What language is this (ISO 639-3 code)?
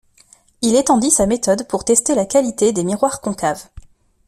fra